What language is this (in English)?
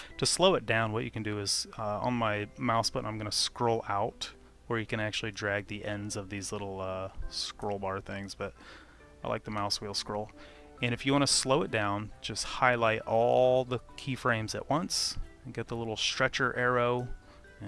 English